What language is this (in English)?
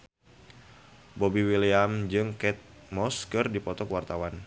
Sundanese